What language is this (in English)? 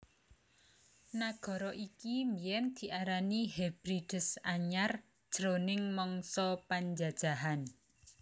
Javanese